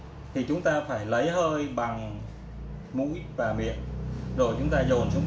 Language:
Vietnamese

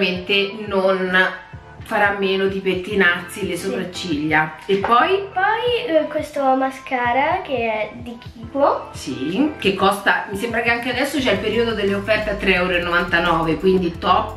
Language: Italian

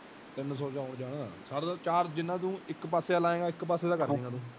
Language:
Punjabi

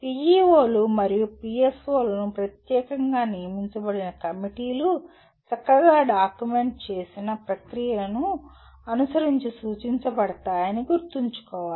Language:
Telugu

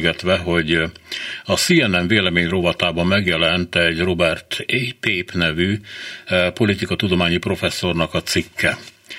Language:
Hungarian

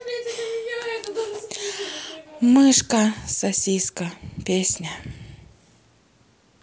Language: Russian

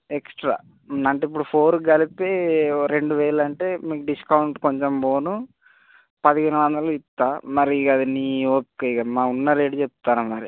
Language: Telugu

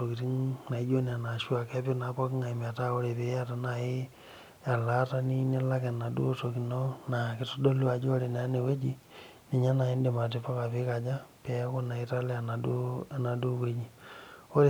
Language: Masai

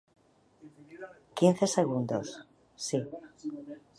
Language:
Galician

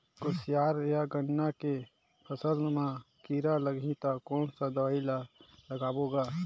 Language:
Chhattisgarhi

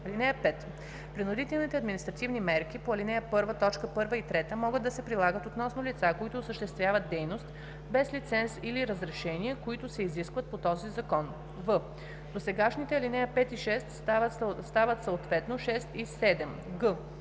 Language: Bulgarian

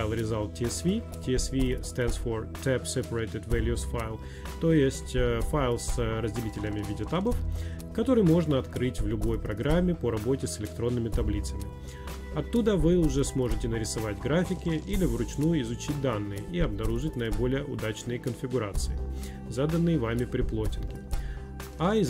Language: Russian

